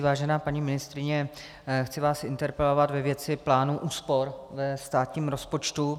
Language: Czech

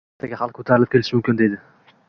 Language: Uzbek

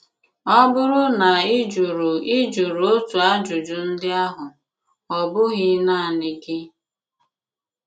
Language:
Igbo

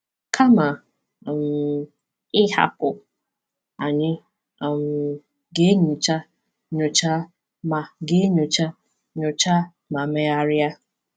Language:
Igbo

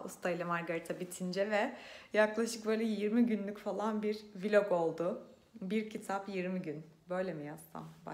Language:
Turkish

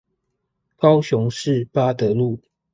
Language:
Chinese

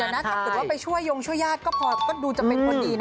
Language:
Thai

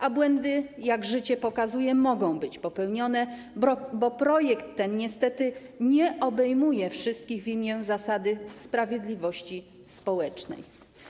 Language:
Polish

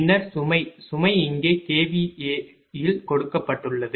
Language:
Tamil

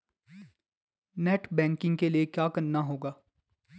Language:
Hindi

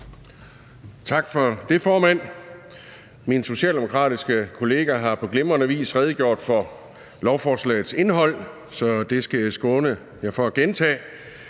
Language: Danish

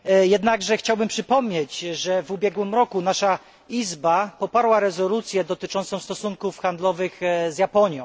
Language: Polish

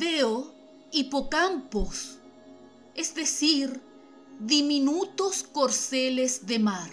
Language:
Spanish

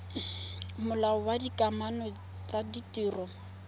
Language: Tswana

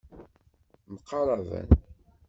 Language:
Kabyle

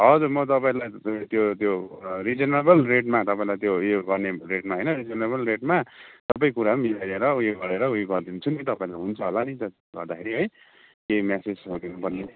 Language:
Nepali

